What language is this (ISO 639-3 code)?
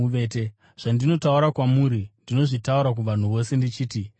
sna